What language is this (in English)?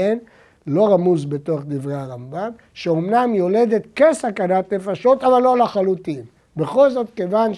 Hebrew